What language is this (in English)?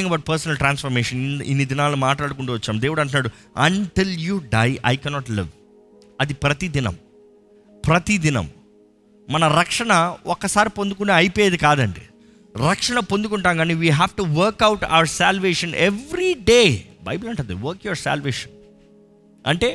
Telugu